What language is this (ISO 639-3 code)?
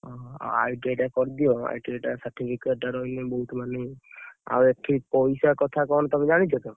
ori